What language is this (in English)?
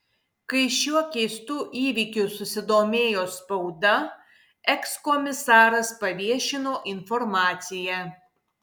Lithuanian